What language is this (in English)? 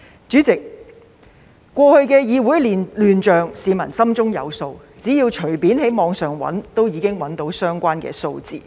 Cantonese